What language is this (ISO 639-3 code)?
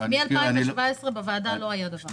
heb